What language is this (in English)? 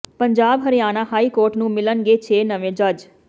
Punjabi